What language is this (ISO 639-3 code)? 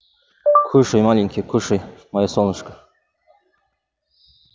rus